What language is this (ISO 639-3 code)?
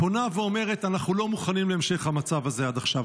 heb